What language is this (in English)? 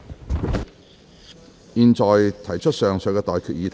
Cantonese